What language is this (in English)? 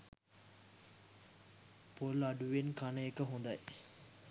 Sinhala